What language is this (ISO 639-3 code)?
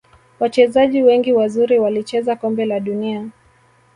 swa